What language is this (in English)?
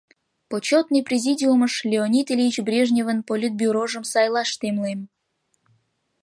Mari